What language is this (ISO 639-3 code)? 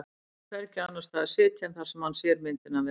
isl